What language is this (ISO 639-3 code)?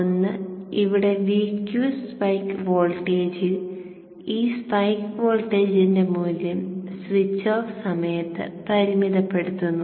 mal